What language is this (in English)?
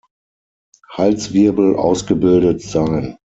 German